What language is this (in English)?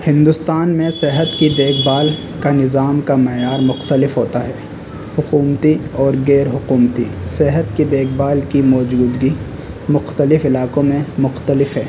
Urdu